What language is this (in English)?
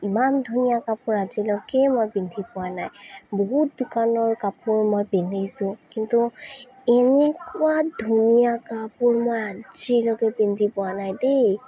Assamese